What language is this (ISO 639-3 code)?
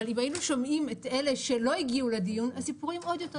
heb